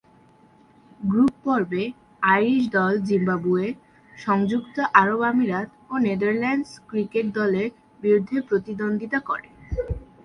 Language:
Bangla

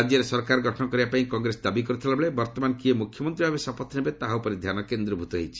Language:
Odia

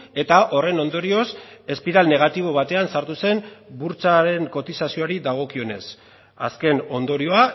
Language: Basque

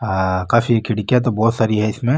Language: Marwari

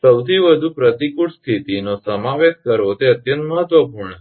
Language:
Gujarati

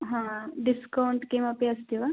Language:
Sanskrit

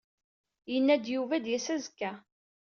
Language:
Kabyle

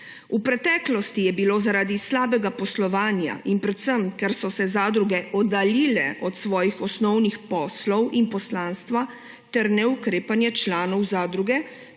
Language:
Slovenian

